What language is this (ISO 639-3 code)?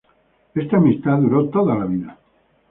spa